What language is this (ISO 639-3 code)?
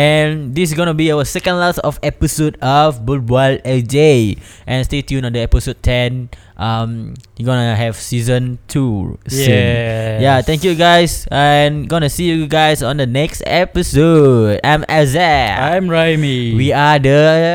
msa